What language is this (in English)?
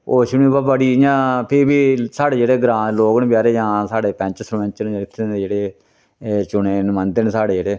Dogri